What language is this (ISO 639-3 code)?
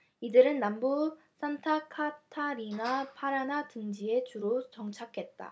kor